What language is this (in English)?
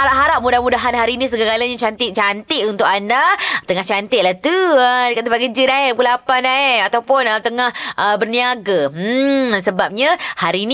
Malay